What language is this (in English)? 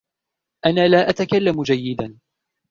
Arabic